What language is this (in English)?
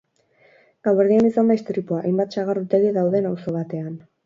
Basque